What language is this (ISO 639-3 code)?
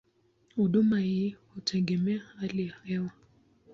swa